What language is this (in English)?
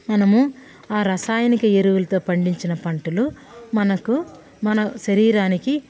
Telugu